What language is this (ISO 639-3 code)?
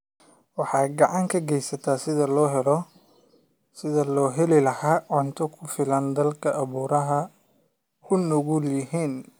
som